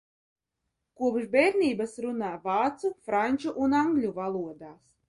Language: Latvian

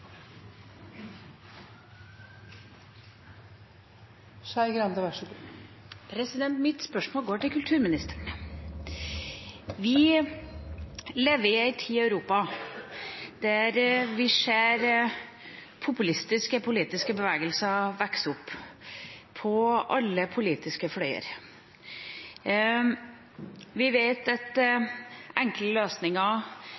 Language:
Norwegian Bokmål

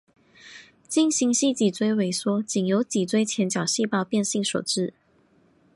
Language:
Chinese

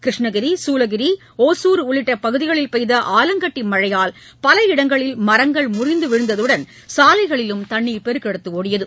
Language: Tamil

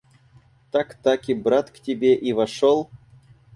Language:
Russian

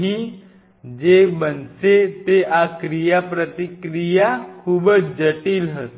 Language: Gujarati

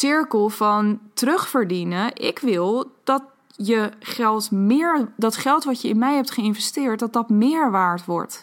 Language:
Dutch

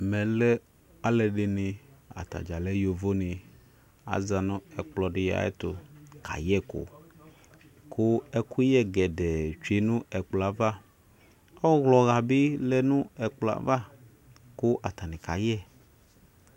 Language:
Ikposo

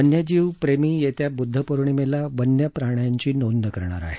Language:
Marathi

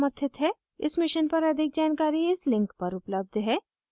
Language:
Hindi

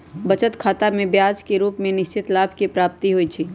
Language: Magahi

